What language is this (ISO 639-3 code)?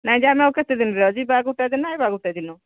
ori